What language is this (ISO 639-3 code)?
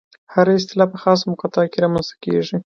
pus